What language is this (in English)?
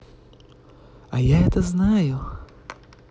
Russian